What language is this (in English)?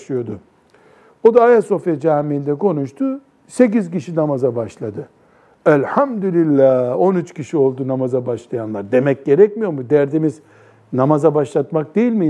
Turkish